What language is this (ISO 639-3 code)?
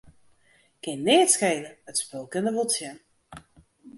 fry